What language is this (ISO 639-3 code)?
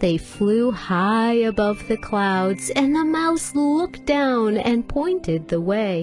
eng